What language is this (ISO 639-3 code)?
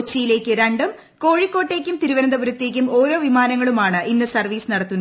mal